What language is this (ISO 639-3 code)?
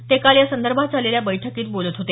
mar